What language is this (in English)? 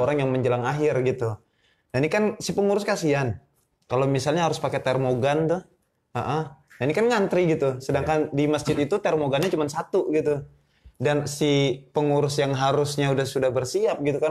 Indonesian